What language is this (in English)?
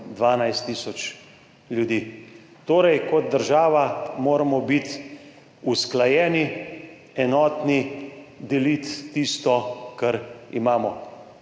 Slovenian